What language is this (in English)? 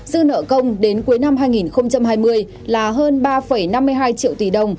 Vietnamese